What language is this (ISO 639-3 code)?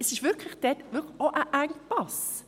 gsw